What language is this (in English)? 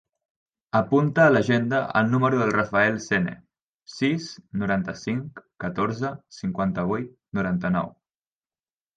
Catalan